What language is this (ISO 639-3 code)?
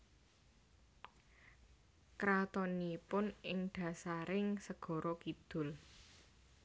jav